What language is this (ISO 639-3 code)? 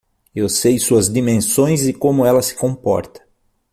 por